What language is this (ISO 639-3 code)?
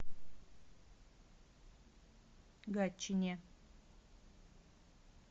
rus